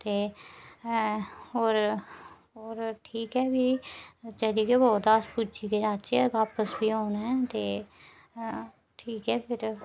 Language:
Dogri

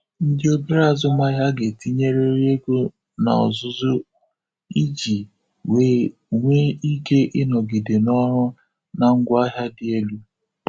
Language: Igbo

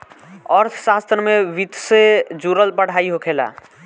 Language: Bhojpuri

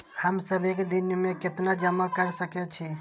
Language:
Maithili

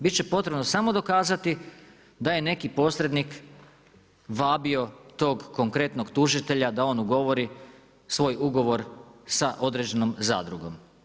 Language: Croatian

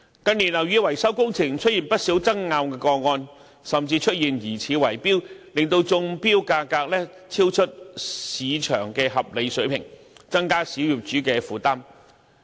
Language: Cantonese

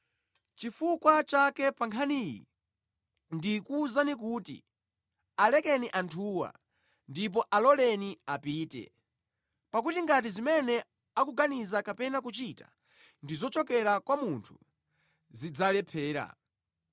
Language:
Nyanja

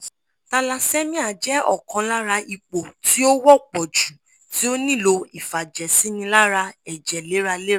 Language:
Yoruba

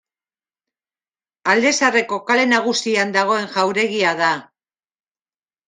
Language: Basque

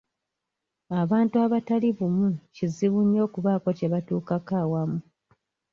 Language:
Ganda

